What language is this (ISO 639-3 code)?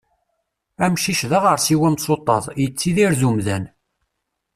kab